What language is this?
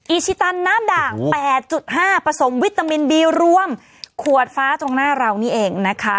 Thai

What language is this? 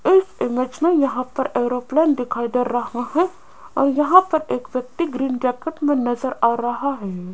Hindi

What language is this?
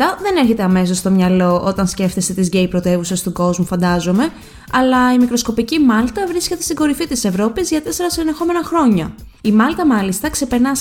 Greek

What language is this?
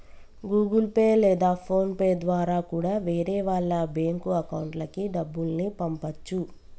Telugu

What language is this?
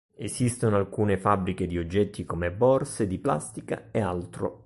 Italian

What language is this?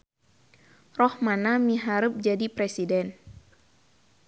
Sundanese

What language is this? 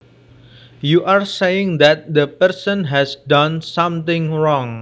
Javanese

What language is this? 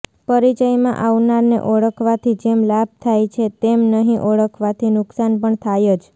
Gujarati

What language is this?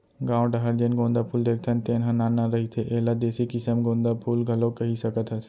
Chhattisgarhi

